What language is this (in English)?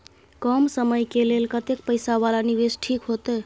Maithili